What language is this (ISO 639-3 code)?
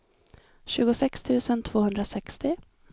swe